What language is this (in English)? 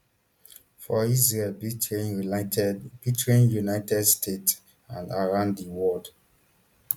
Nigerian Pidgin